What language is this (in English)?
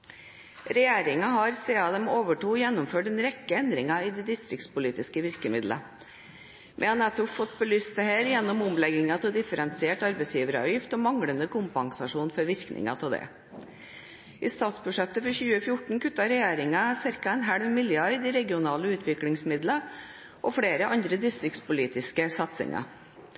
Norwegian Bokmål